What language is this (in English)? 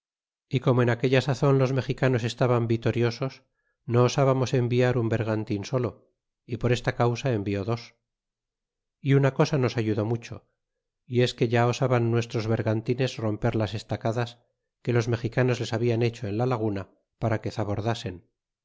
Spanish